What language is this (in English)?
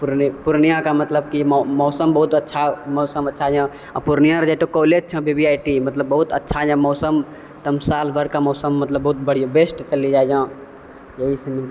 Maithili